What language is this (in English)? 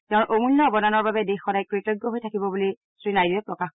Assamese